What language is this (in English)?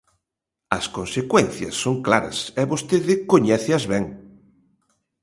Galician